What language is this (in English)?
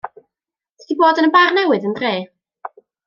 Welsh